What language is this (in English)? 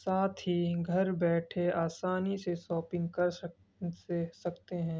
Urdu